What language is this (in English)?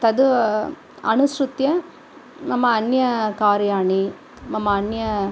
Sanskrit